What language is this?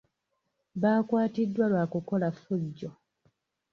Ganda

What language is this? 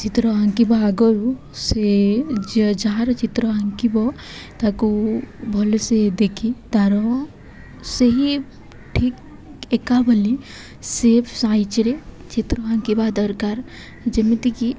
Odia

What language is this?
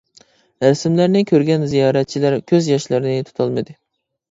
Uyghur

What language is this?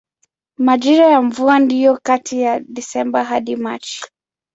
Swahili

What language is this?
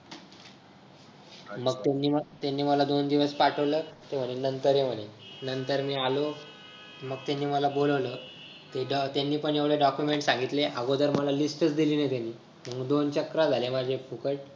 Marathi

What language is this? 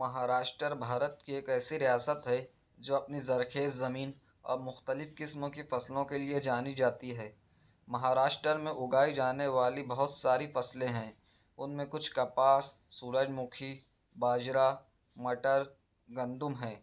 Urdu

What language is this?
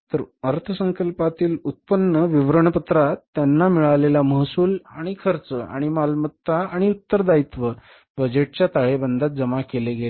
Marathi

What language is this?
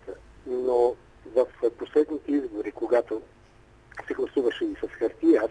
Bulgarian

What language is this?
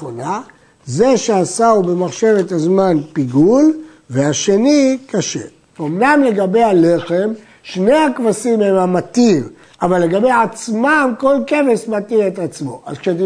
Hebrew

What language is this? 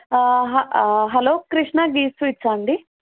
Telugu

